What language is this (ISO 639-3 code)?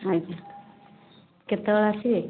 ori